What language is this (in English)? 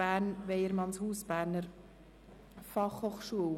Swiss German